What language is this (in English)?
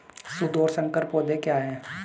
Hindi